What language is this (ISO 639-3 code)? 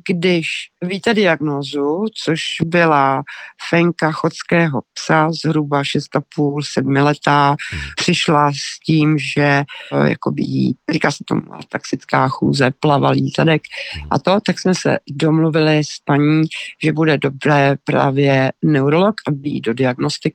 ces